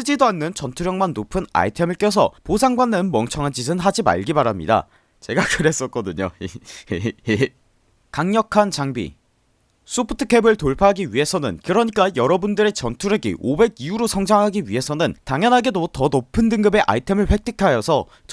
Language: Korean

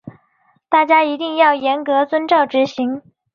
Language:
Chinese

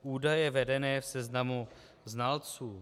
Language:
Czech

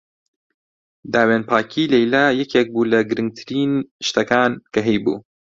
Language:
Central Kurdish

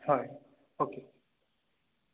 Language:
Assamese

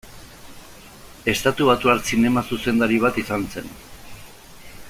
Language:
Basque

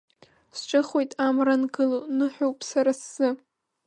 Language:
Abkhazian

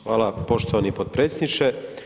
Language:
Croatian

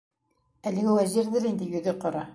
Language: Bashkir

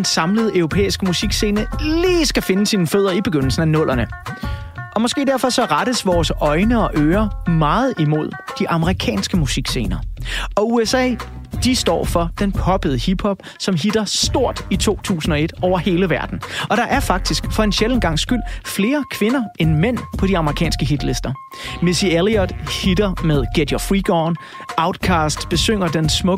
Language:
Danish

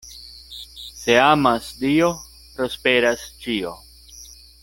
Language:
Esperanto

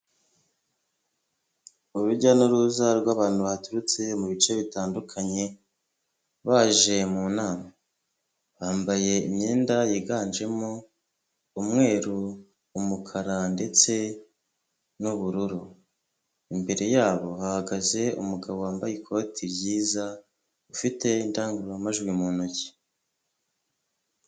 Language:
Kinyarwanda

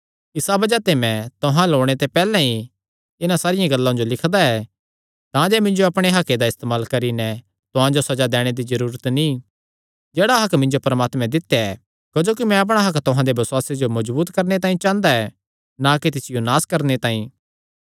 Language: Kangri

